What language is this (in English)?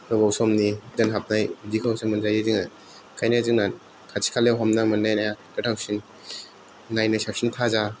Bodo